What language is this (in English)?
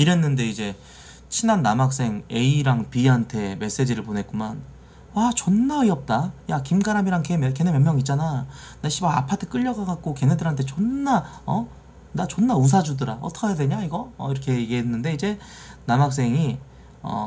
Korean